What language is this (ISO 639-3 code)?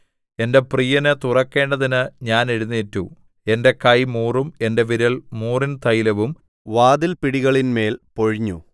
mal